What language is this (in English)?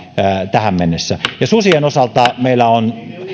Finnish